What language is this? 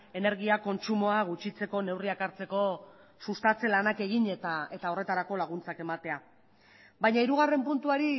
Basque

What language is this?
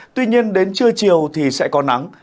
Vietnamese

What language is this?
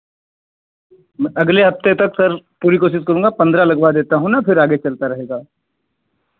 Hindi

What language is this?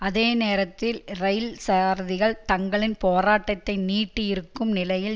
Tamil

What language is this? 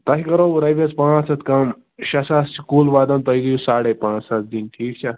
Kashmiri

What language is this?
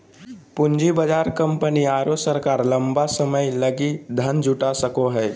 Magahi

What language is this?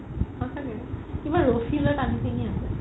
Assamese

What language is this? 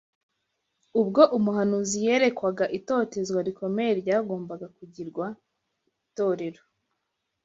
Kinyarwanda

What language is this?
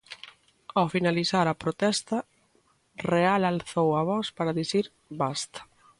Galician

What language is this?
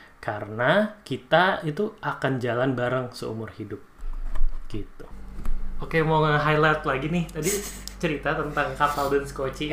Indonesian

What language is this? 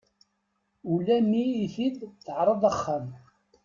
Kabyle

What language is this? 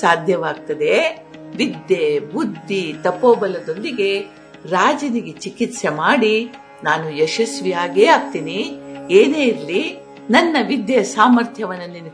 Kannada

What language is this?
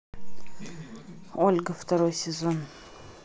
Russian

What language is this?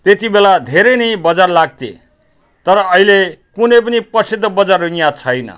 Nepali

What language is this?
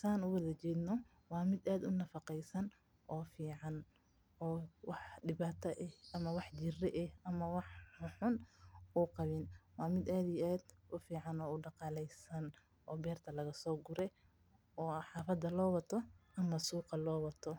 Somali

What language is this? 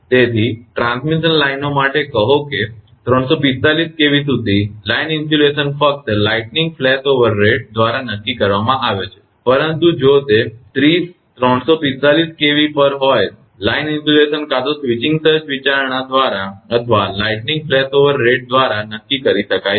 Gujarati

